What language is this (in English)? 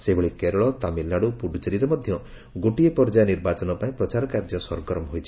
Odia